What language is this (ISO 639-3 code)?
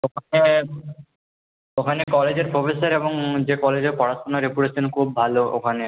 ben